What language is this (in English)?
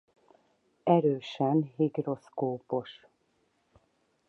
Hungarian